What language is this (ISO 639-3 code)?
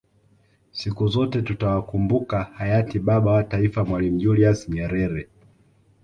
swa